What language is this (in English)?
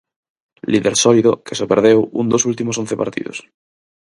Galician